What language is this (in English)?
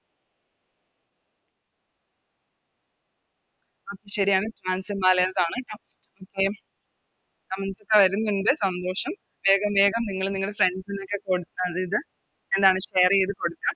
Malayalam